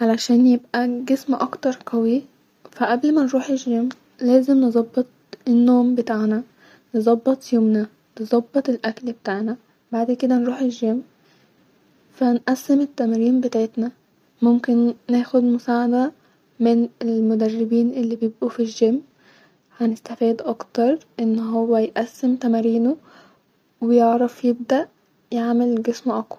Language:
Egyptian Arabic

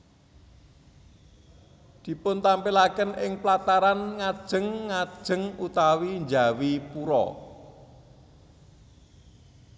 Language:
Javanese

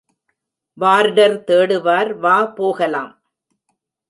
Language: Tamil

